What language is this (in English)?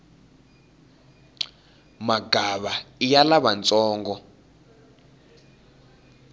Tsonga